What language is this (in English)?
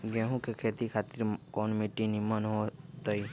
Magahi